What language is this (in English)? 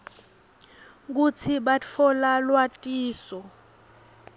Swati